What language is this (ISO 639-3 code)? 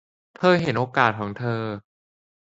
tha